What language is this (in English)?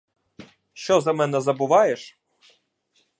Ukrainian